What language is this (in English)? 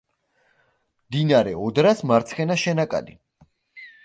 Georgian